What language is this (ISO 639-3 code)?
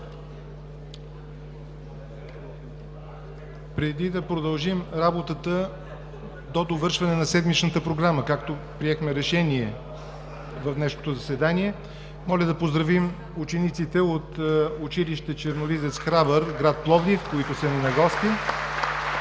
bul